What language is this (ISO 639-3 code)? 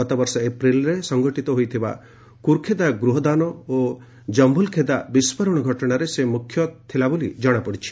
ori